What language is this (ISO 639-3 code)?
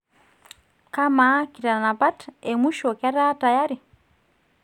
mas